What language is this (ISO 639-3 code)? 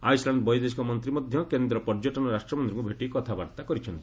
ori